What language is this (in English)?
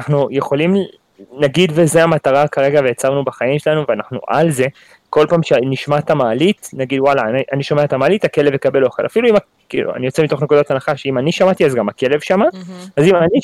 Hebrew